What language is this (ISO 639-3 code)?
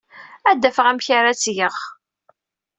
kab